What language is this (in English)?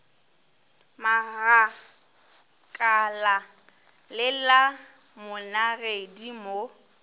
Northern Sotho